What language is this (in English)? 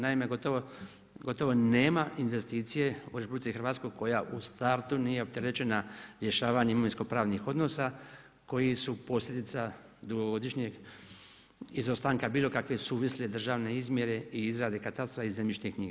Croatian